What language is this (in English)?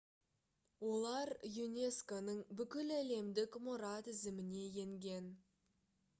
Kazakh